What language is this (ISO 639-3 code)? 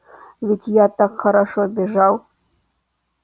rus